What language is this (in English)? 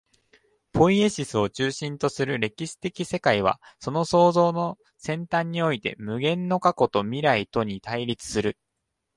Japanese